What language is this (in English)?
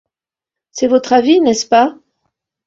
French